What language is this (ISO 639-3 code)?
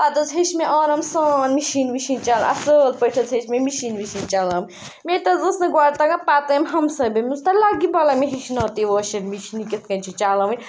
kas